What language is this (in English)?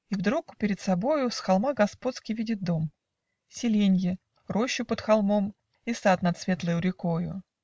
Russian